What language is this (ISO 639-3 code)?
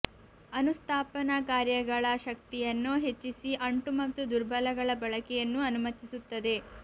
kan